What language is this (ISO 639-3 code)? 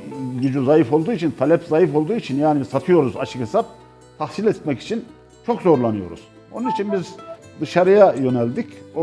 tur